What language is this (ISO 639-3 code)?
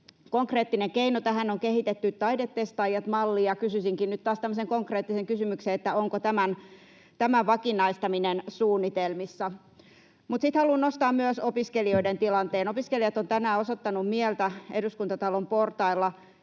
fin